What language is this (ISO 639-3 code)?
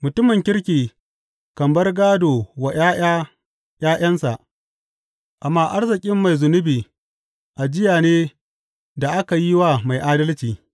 hau